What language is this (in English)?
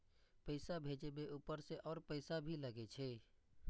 Maithili